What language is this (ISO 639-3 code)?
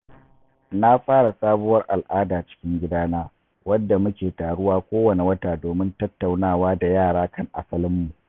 hau